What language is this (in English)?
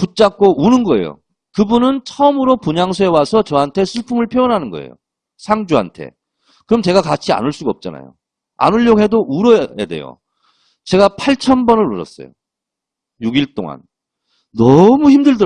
Korean